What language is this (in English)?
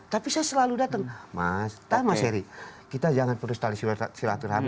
Indonesian